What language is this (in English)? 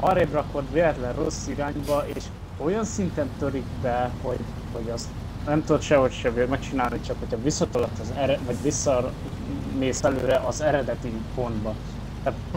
Hungarian